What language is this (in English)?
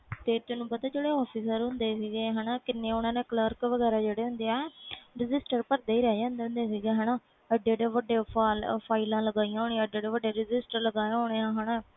Punjabi